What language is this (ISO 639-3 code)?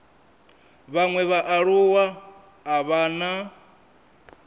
ven